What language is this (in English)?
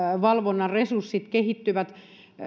Finnish